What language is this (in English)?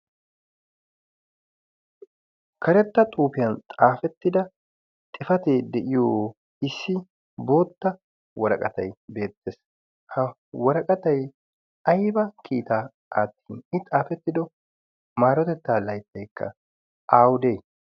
Wolaytta